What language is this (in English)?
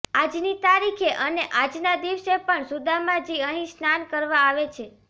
Gujarati